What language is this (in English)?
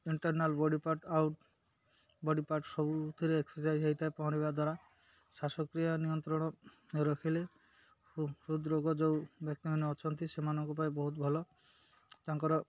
Odia